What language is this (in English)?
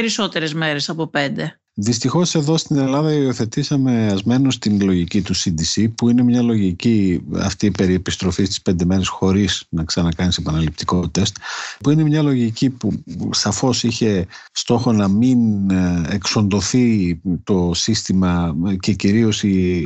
Greek